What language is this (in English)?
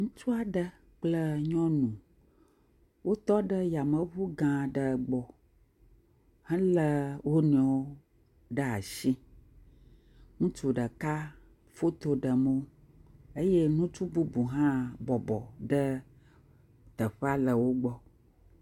Ewe